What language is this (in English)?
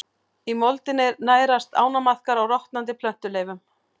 Icelandic